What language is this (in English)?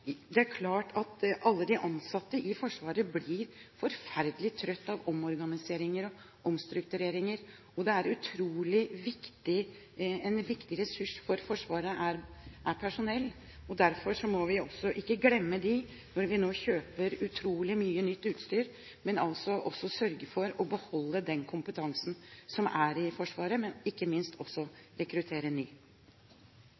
Norwegian Bokmål